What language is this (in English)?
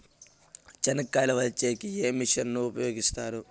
Telugu